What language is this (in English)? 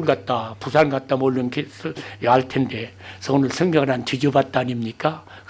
Korean